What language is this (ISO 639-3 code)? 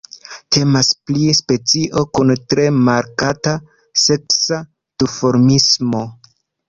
epo